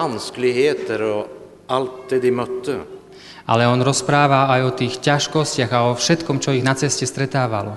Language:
Slovak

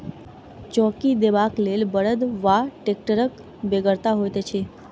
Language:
Maithili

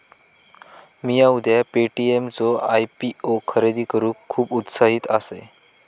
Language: Marathi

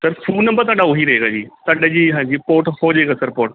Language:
Punjabi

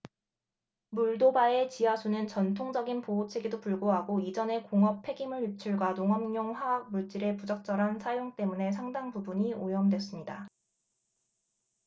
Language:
Korean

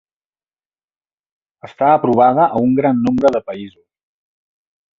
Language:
Catalan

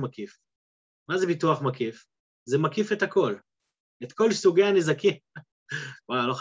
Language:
Hebrew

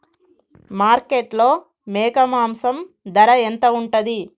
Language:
Telugu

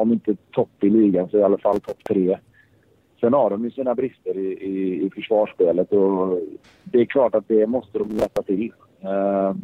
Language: Swedish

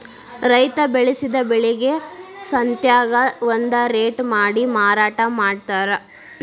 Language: Kannada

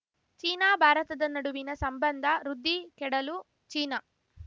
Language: Kannada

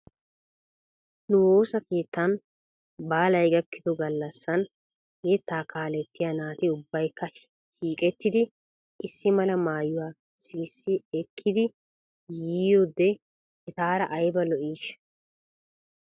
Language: Wolaytta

